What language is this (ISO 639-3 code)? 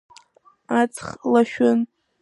abk